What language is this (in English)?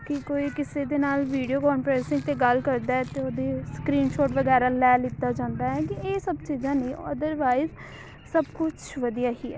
Punjabi